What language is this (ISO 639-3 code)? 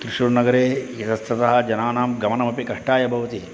san